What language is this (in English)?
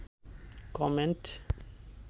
Bangla